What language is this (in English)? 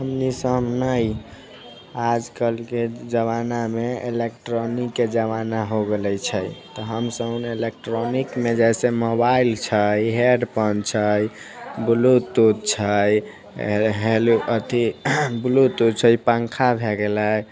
Maithili